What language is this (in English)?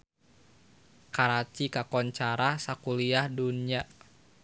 Sundanese